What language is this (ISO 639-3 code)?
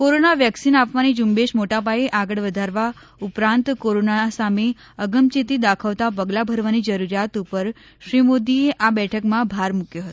guj